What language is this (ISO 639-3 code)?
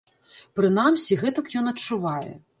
bel